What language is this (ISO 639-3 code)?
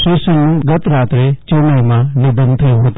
guj